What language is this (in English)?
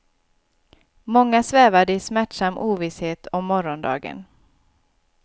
Swedish